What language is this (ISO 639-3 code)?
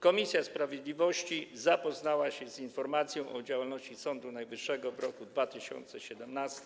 pol